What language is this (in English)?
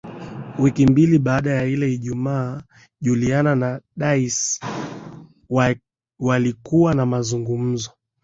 Swahili